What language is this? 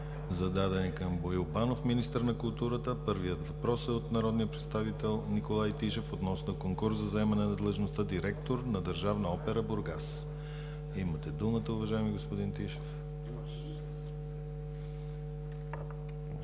Bulgarian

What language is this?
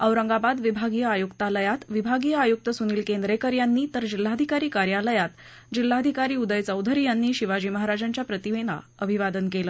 Marathi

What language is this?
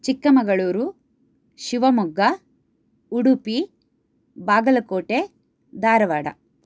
Sanskrit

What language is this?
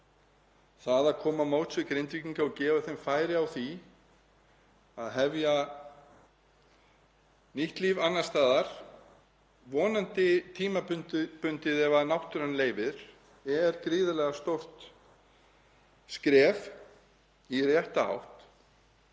Icelandic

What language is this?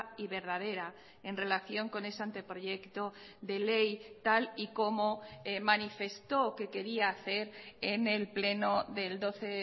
Spanish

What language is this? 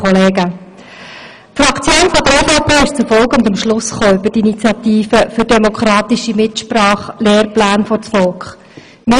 Swiss German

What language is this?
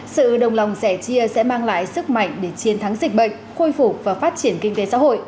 Vietnamese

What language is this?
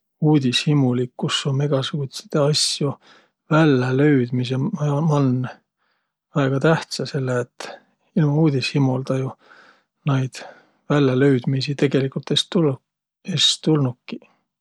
Võro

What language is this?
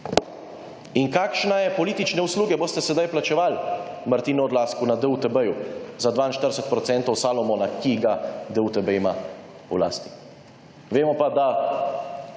Slovenian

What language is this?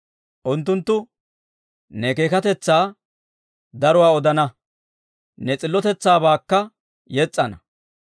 Dawro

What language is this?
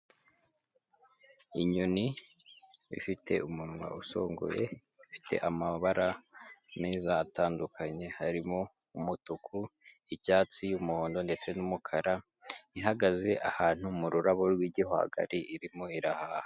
Kinyarwanda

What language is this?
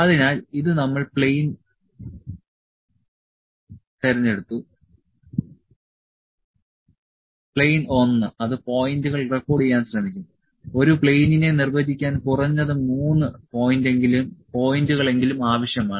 Malayalam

